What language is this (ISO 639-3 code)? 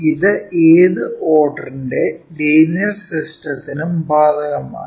mal